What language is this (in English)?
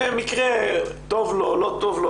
Hebrew